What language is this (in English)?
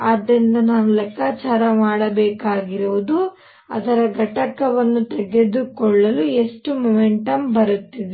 Kannada